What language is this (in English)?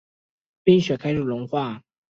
Chinese